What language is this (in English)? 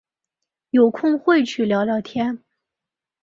Chinese